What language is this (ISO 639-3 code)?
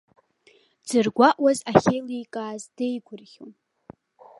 abk